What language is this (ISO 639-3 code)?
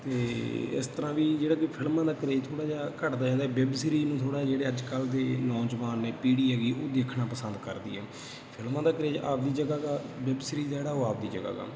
pan